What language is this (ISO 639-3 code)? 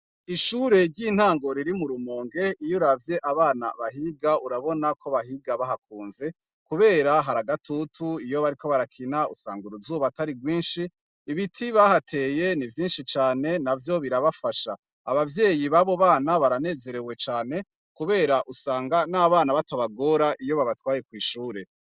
run